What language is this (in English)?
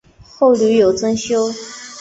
Chinese